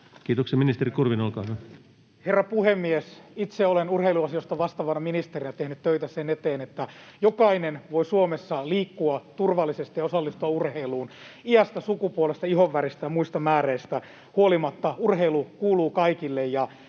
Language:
Finnish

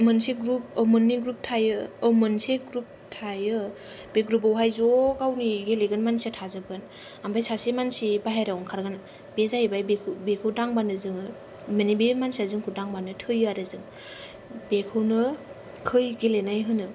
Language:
Bodo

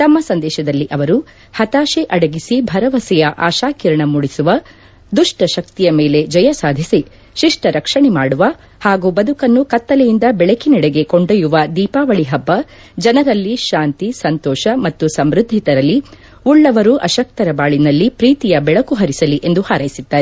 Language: Kannada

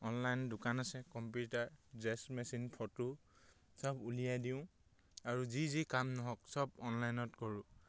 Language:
Assamese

